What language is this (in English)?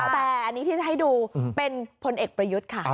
Thai